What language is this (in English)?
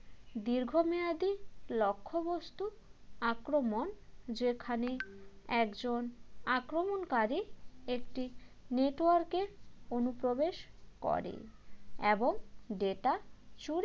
Bangla